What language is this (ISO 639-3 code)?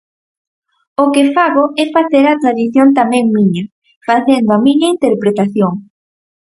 glg